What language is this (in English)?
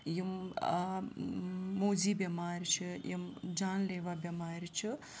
Kashmiri